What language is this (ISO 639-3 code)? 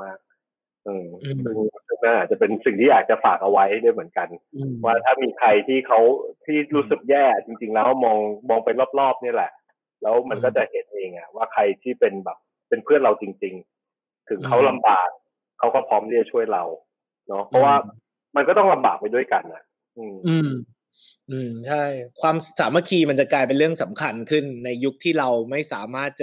tha